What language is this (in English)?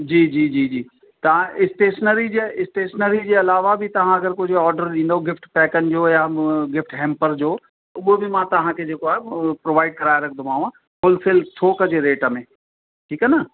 Sindhi